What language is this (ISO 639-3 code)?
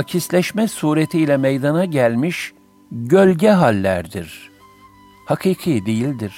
tur